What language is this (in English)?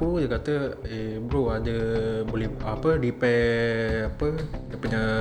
Malay